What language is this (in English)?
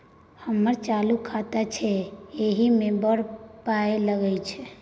Maithili